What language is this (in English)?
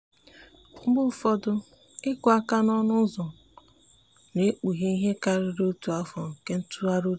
Igbo